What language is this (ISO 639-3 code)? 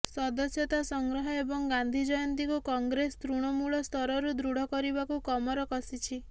ori